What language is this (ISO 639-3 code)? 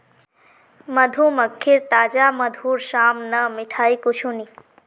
mag